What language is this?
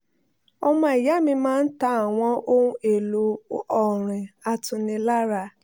Yoruba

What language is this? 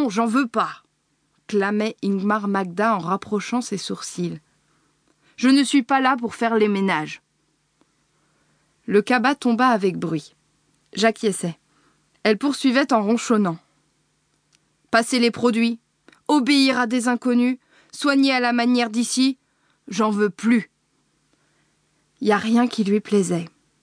French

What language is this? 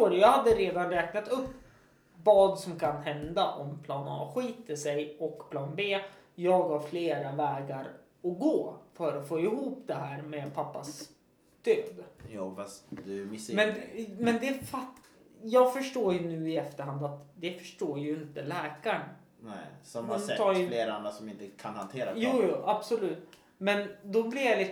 Swedish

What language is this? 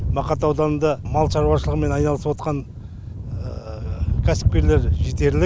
Kazakh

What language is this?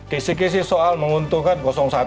Indonesian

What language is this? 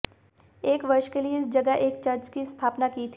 Hindi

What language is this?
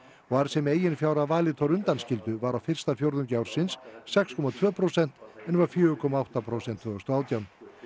Icelandic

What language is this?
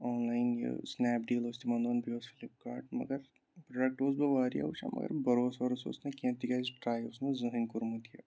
Kashmiri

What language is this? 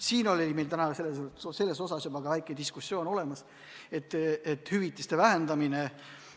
Estonian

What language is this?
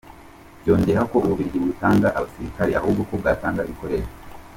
Kinyarwanda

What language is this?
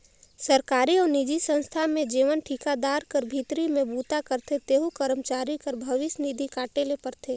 Chhattisgarhi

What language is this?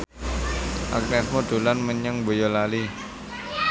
Javanese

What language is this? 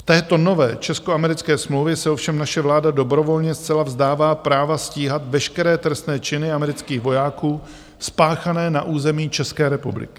Czech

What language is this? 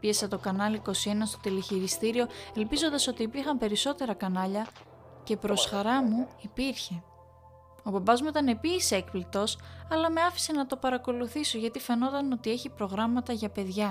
Greek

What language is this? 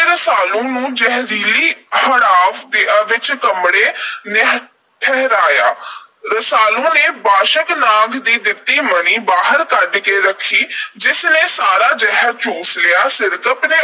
Punjabi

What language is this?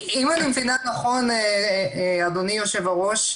Hebrew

